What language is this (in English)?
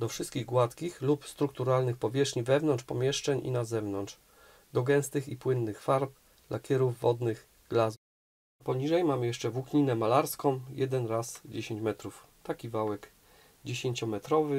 Polish